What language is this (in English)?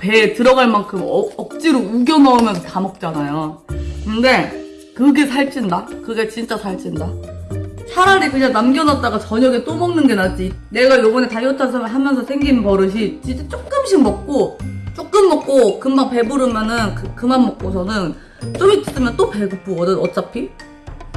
Korean